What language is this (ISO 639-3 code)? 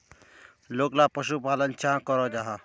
mag